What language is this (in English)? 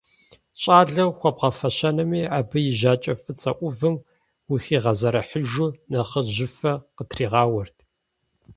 Kabardian